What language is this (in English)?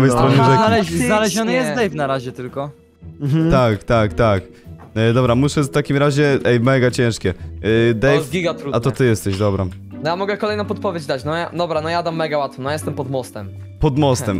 Polish